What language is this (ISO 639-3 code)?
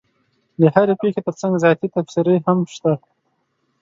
pus